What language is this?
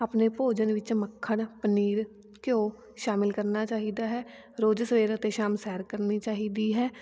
Punjabi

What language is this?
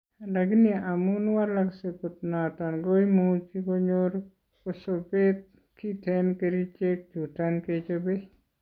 Kalenjin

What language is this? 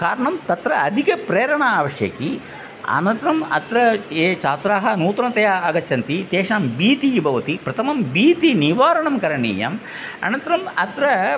Sanskrit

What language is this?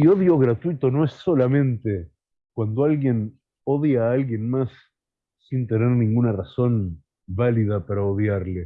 Spanish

